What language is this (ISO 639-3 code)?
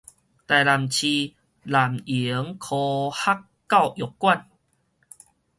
nan